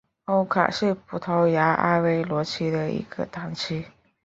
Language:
Chinese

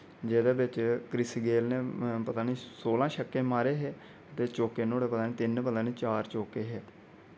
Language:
Dogri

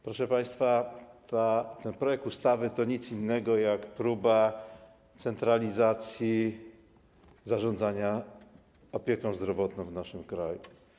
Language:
Polish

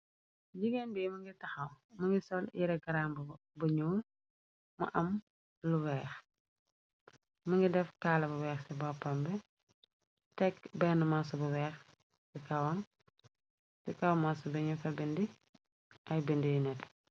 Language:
Wolof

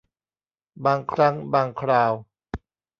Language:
Thai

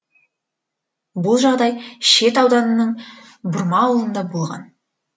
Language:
Kazakh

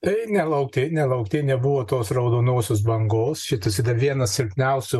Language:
Lithuanian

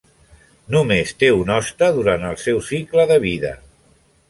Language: Catalan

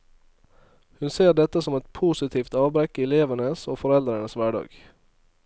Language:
Norwegian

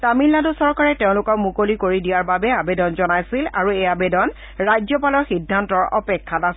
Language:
Assamese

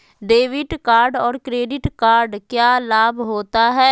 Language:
Magahi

